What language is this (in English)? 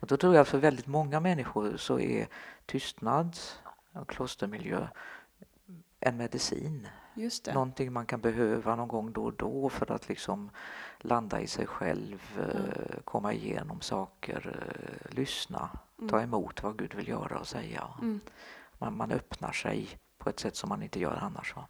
Swedish